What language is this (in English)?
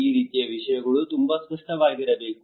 Kannada